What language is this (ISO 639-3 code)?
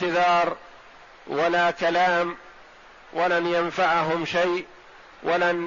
ara